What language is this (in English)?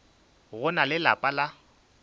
Northern Sotho